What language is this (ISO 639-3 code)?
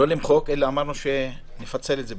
heb